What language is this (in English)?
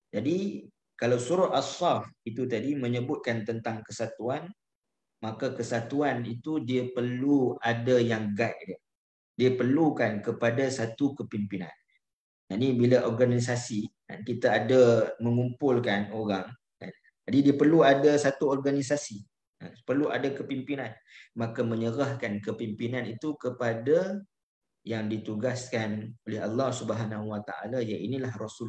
Malay